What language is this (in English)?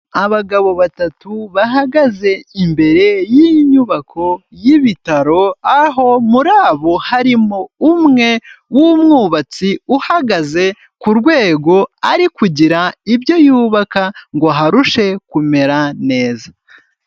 Kinyarwanda